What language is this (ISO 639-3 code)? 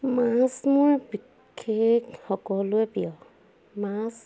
asm